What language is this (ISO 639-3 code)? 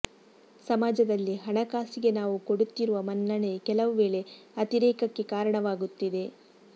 kan